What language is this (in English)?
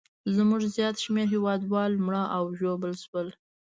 Pashto